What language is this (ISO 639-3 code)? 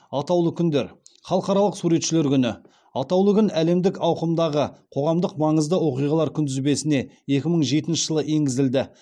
kaz